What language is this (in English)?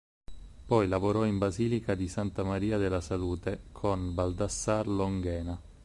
Italian